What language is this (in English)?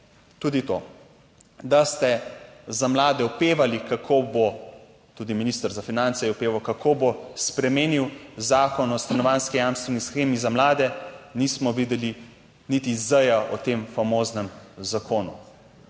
Slovenian